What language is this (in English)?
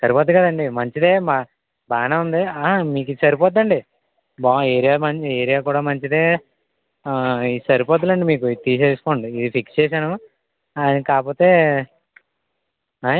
Telugu